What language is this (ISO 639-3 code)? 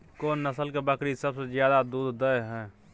mai